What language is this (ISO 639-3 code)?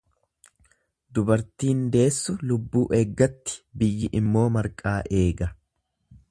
orm